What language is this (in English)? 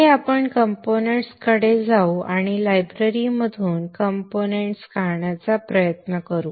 Marathi